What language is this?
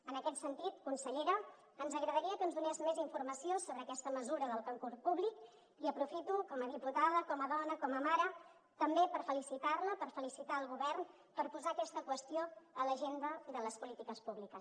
Catalan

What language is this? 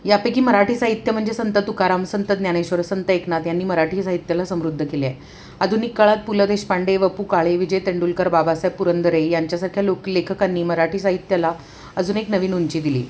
Marathi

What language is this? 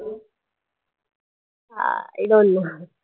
Marathi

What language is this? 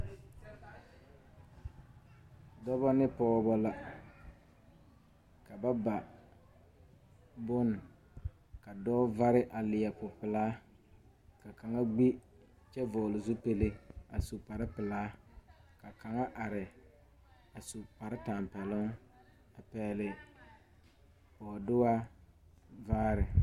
Southern Dagaare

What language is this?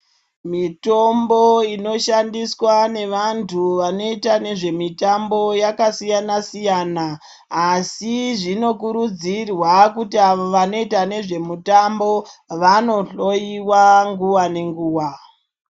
Ndau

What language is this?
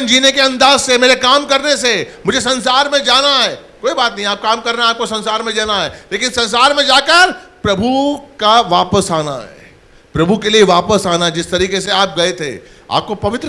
Hindi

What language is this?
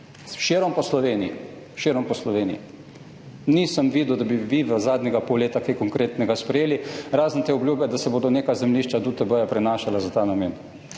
Slovenian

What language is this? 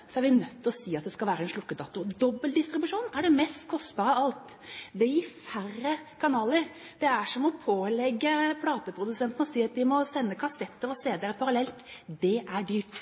Norwegian Bokmål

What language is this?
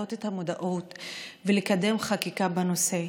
Hebrew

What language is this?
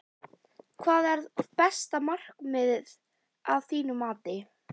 Icelandic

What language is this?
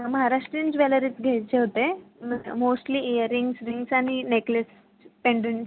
Marathi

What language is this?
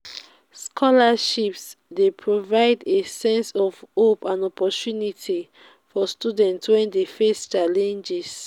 Nigerian Pidgin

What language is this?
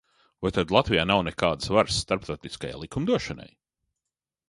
Latvian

